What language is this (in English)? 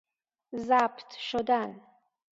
Persian